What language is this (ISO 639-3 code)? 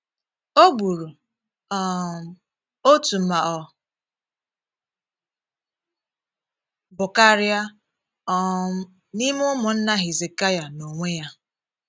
ibo